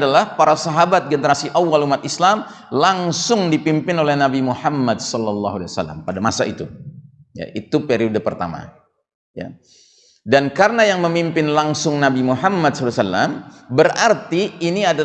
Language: Indonesian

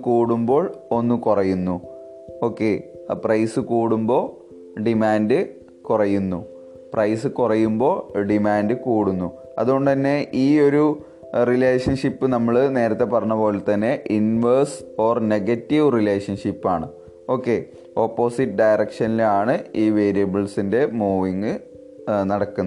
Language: Malayalam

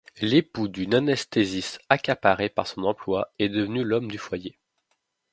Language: French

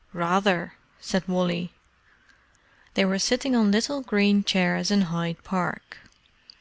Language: English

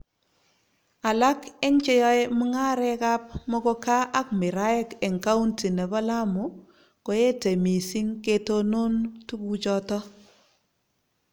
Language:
Kalenjin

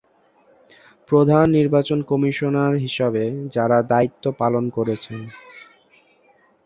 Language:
Bangla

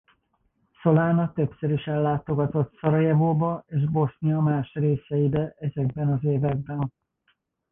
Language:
Hungarian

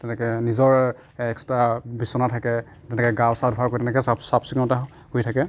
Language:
Assamese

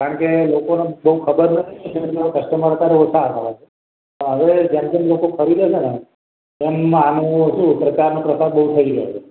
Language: Gujarati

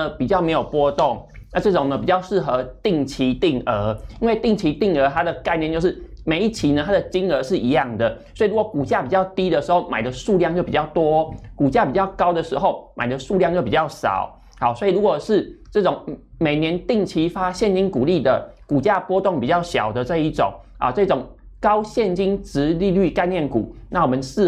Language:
Chinese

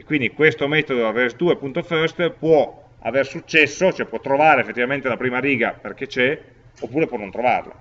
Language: Italian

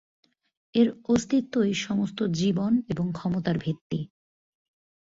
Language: Bangla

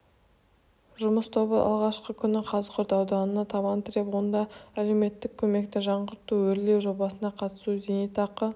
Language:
Kazakh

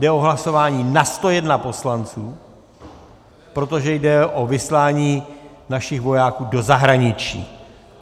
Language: Czech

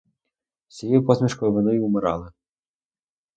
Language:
Ukrainian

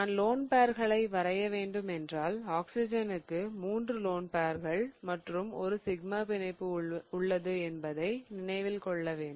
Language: Tamil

